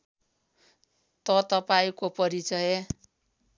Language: Nepali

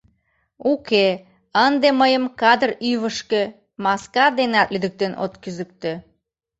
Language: Mari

